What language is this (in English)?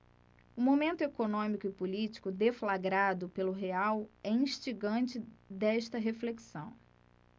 Portuguese